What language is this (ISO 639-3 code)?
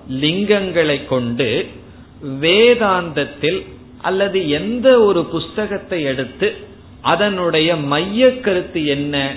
tam